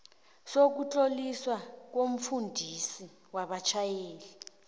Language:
South Ndebele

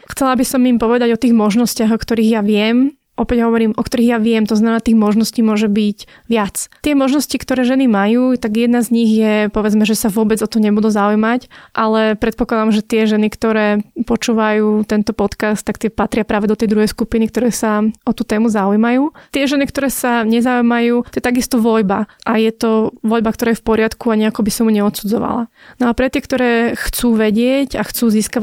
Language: Slovak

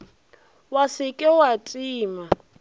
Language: Northern Sotho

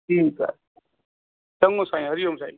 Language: Sindhi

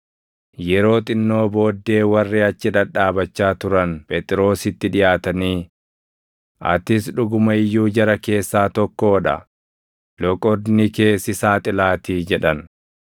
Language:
Oromo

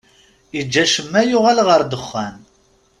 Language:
Kabyle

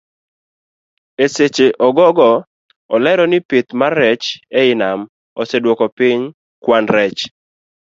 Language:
Luo (Kenya and Tanzania)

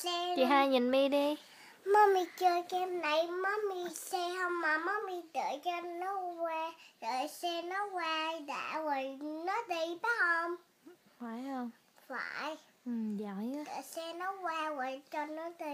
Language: Vietnamese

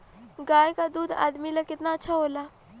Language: Bhojpuri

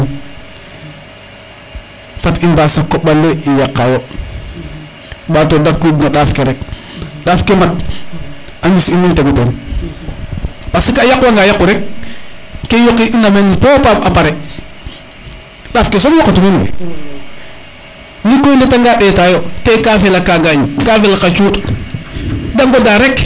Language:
Serer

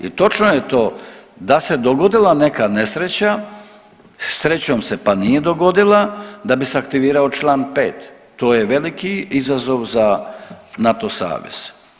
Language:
Croatian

